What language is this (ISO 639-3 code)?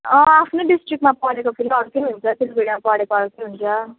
nep